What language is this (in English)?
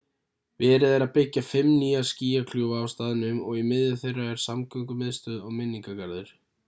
Icelandic